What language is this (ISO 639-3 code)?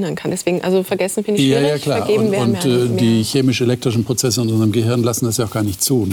deu